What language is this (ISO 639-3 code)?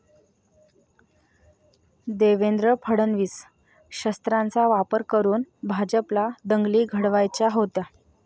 mar